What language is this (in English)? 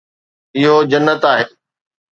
Sindhi